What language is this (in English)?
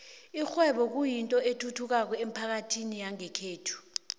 South Ndebele